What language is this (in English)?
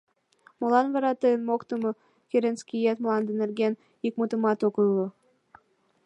Mari